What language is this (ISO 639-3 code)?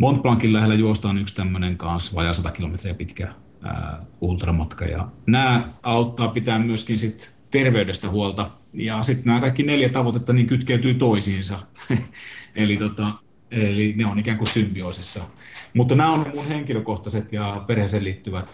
fin